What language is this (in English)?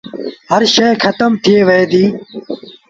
Sindhi Bhil